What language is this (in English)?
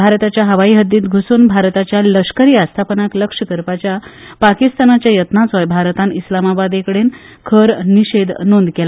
Konkani